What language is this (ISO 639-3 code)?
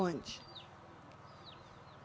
por